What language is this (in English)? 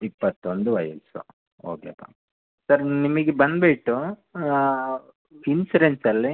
Kannada